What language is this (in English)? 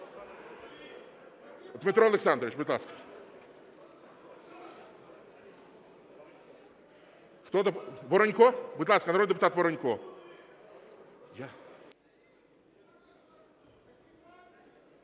Ukrainian